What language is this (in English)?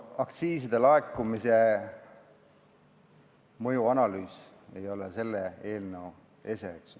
Estonian